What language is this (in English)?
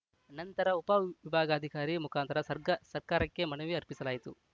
Kannada